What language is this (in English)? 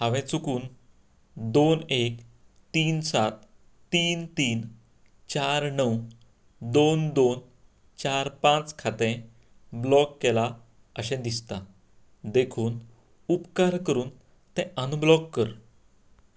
Konkani